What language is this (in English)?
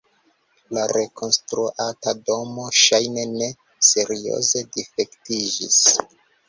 Esperanto